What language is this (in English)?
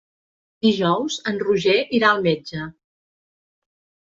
Catalan